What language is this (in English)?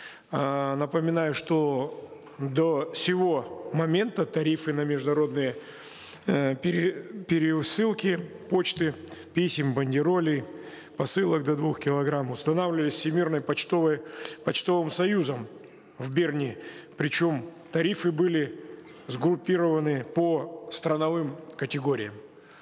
Kazakh